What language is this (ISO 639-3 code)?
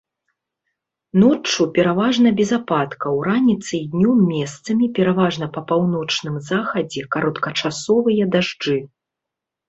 bel